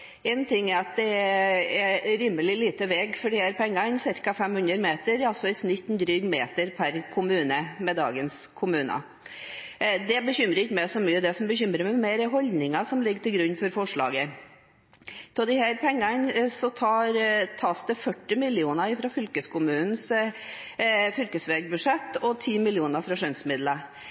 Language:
Norwegian Bokmål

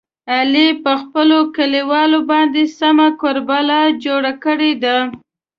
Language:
Pashto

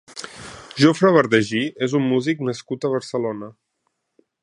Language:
Catalan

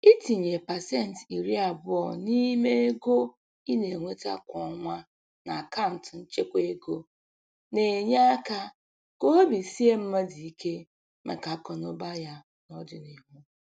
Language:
Igbo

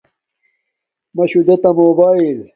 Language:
Domaaki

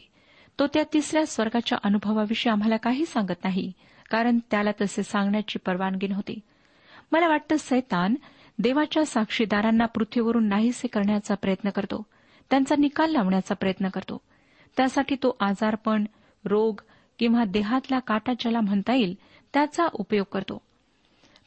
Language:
Marathi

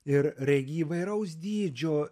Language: Lithuanian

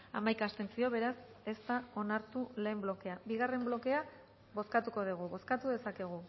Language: Basque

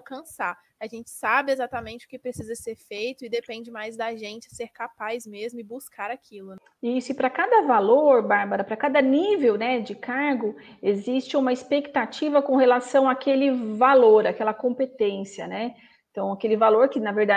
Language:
Portuguese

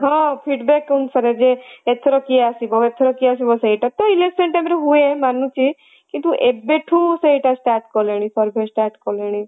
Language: Odia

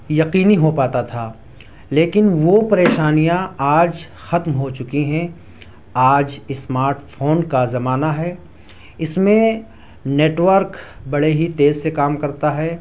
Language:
Urdu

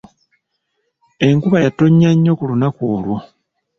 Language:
Ganda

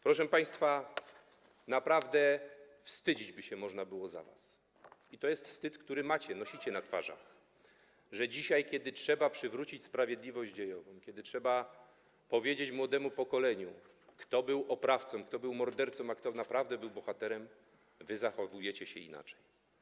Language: Polish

